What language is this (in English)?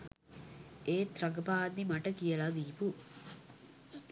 Sinhala